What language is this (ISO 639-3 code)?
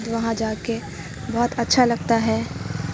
urd